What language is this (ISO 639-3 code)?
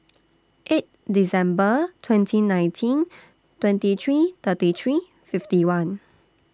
eng